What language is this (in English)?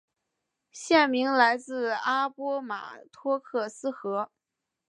Chinese